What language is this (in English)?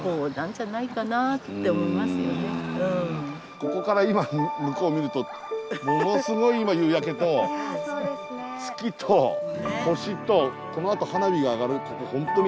Japanese